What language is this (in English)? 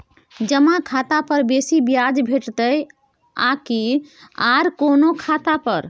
Maithili